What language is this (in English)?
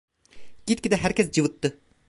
Turkish